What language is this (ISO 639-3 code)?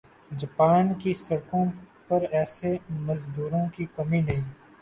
urd